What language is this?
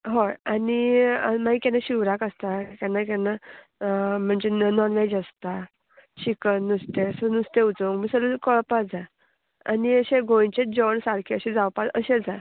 Konkani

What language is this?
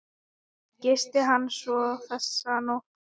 Icelandic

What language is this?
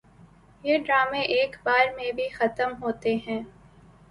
Urdu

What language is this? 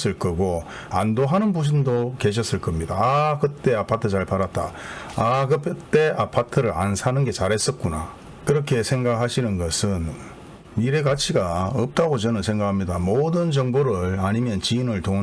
Korean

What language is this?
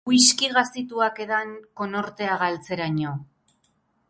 Basque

